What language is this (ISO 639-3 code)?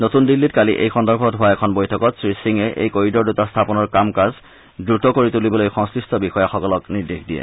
asm